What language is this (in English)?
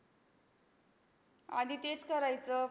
Marathi